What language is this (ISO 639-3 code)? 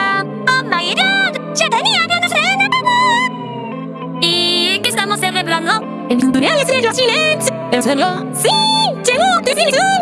spa